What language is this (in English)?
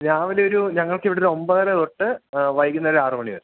Malayalam